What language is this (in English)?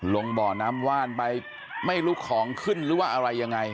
Thai